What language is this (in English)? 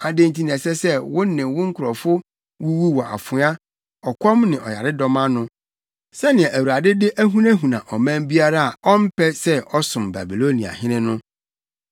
Akan